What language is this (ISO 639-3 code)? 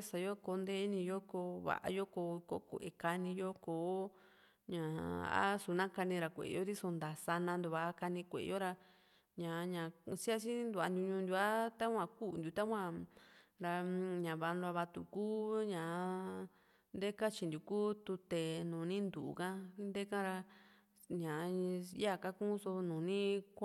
vmc